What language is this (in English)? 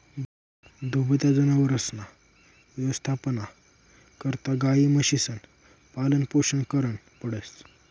Marathi